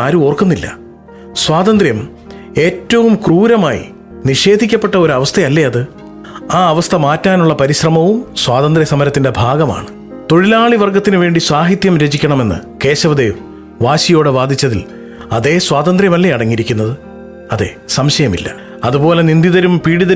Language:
Malayalam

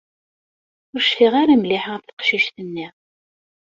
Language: Kabyle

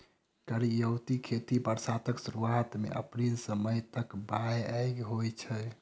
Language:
Maithili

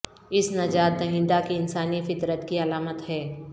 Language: Urdu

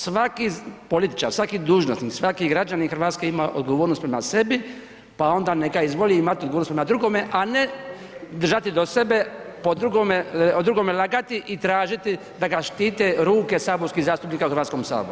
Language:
Croatian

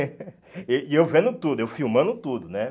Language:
Portuguese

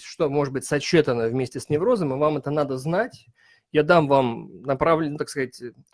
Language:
Russian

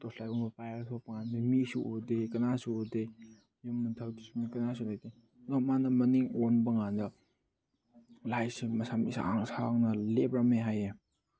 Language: Manipuri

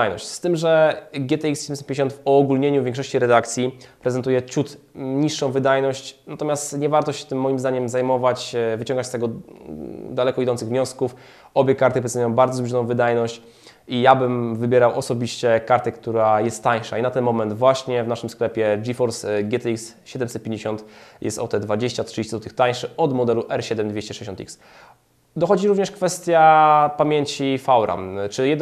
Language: Polish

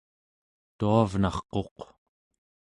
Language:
Central Yupik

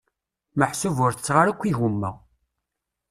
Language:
Kabyle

